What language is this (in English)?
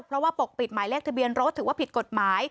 Thai